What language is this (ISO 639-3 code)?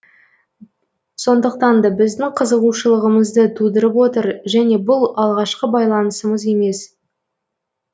kaz